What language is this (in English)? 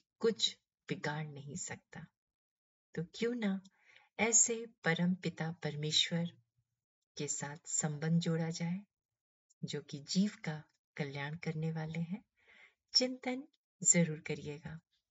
Hindi